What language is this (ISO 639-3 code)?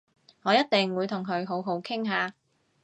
yue